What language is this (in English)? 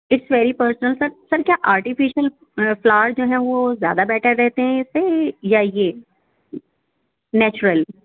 Urdu